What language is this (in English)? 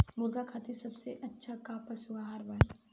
Bhojpuri